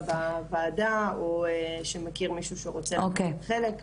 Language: Hebrew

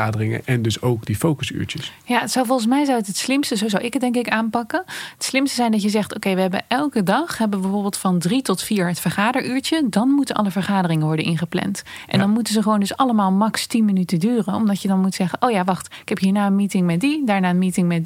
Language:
Dutch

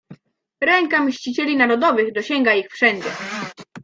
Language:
Polish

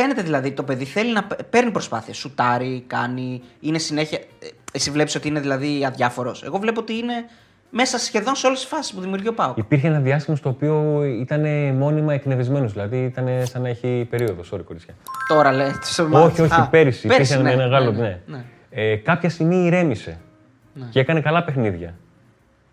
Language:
Greek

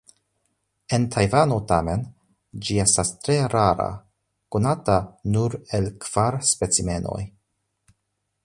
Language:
Esperanto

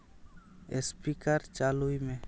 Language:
Santali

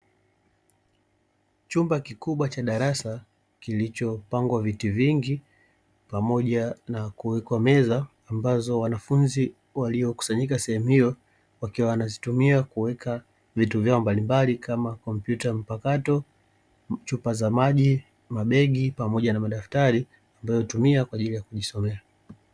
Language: Swahili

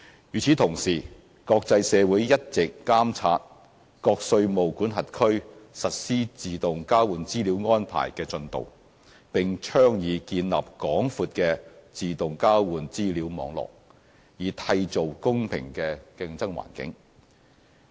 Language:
Cantonese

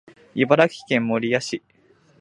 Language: Japanese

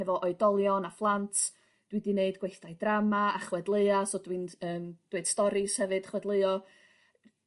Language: Welsh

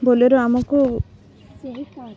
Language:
Odia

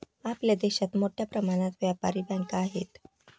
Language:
Marathi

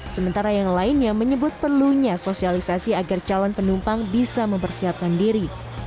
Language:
Indonesian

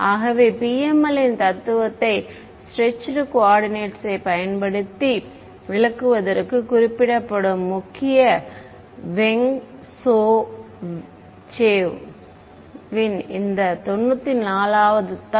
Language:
Tamil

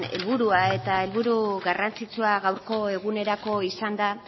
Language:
Basque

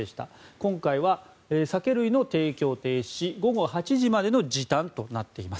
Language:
Japanese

